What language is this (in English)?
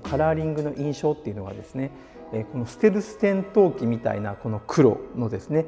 Japanese